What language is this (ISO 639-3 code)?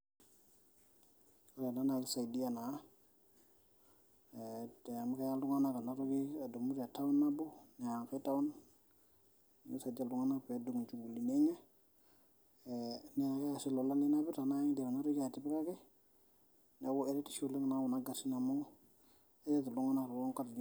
mas